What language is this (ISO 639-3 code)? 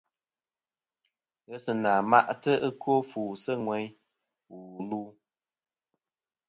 bkm